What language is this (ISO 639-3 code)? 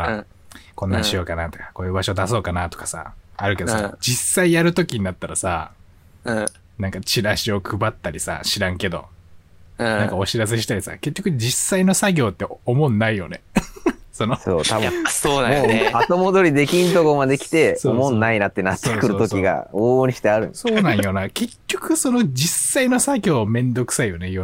jpn